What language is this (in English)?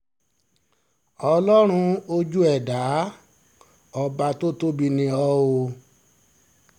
Yoruba